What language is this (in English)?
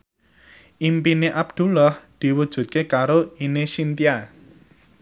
Javanese